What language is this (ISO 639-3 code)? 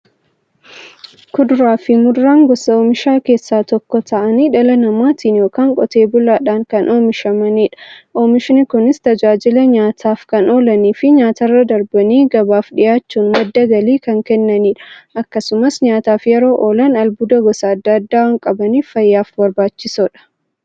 orm